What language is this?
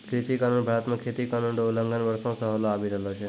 Maithili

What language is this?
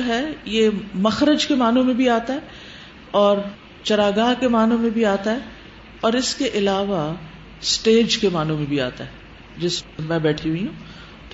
Urdu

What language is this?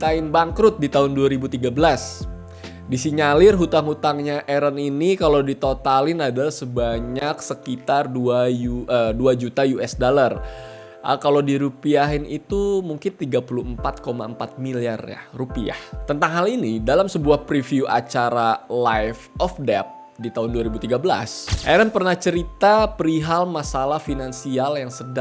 Indonesian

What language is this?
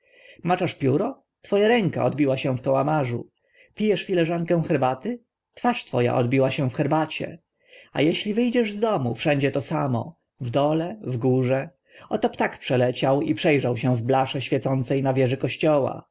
Polish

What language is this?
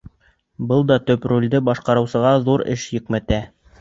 Bashkir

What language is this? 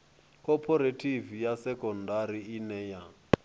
Venda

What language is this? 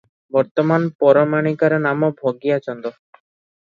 Odia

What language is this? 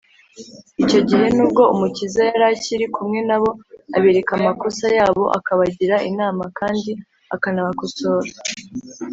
Kinyarwanda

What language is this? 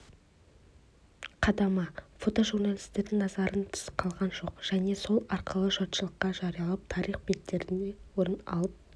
Kazakh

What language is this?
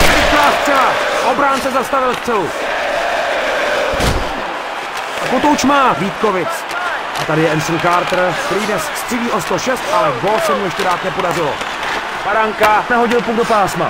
Czech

